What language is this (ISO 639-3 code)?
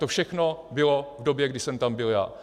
ces